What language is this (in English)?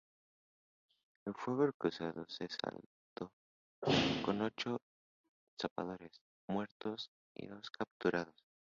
Spanish